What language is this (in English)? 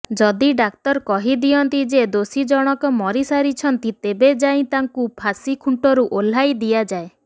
Odia